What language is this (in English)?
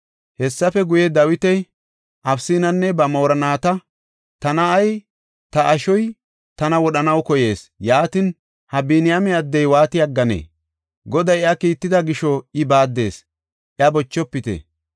Gofa